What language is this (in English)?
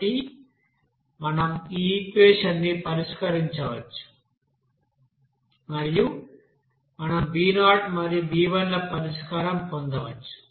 Telugu